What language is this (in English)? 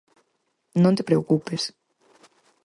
Galician